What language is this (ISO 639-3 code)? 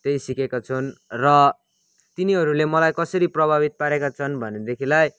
nep